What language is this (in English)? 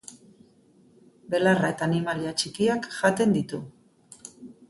Basque